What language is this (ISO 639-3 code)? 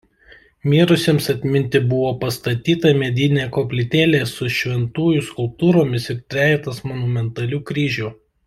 lit